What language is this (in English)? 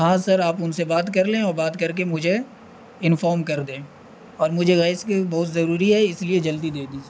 Urdu